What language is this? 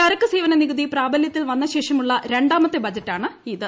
Malayalam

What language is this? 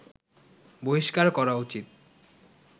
Bangla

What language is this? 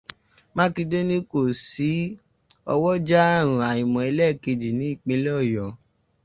Yoruba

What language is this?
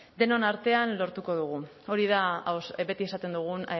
Basque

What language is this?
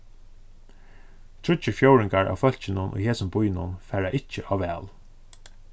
Faroese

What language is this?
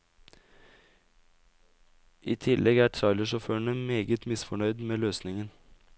Norwegian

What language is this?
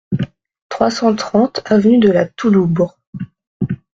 French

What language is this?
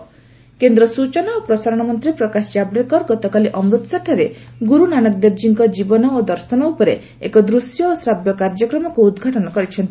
Odia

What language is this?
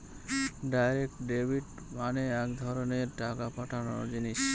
Bangla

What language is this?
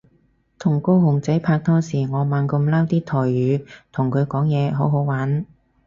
Cantonese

